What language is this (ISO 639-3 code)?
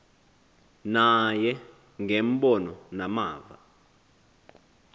xho